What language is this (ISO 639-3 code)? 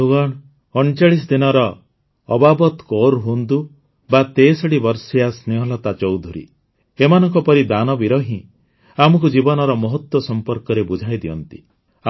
ori